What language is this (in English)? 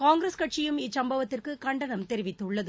Tamil